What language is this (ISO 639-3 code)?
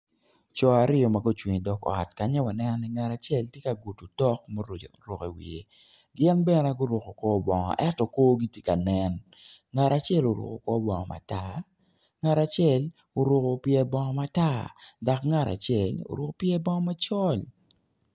ach